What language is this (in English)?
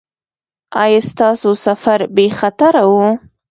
Pashto